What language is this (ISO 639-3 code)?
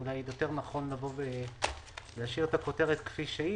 heb